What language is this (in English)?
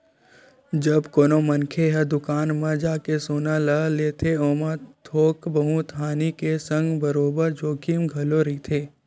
Chhattisgarhi